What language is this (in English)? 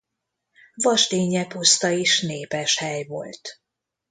Hungarian